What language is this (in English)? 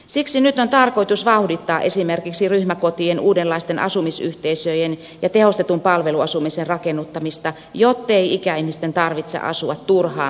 Finnish